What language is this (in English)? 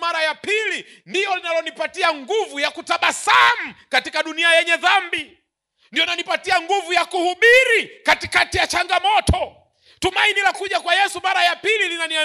Swahili